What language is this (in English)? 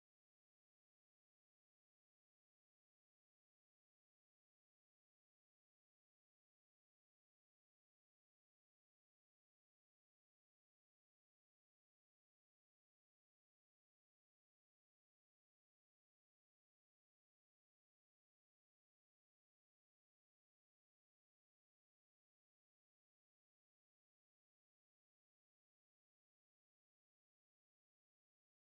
Icelandic